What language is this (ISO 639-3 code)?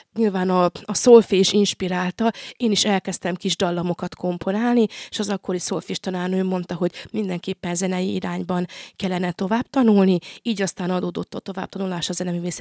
hun